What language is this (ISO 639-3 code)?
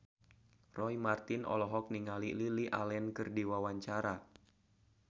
sun